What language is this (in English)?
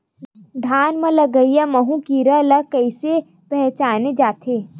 Chhattisgarhi